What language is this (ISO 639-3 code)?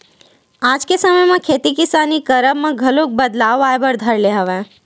hne